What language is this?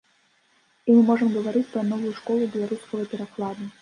Belarusian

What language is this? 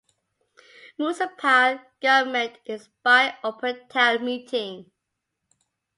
English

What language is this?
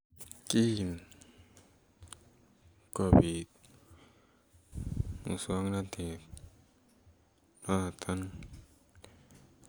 Kalenjin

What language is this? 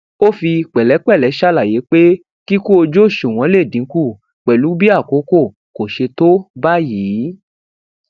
Yoruba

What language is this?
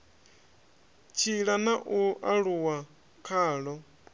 Venda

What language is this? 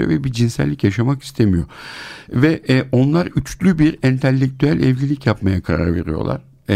Turkish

